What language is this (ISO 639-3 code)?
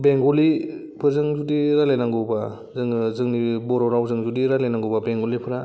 brx